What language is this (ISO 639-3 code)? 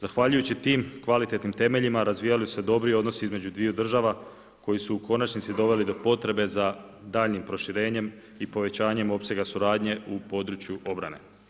hrv